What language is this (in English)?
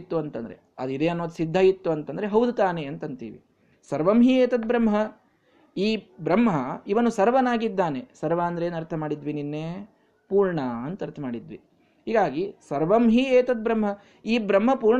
Kannada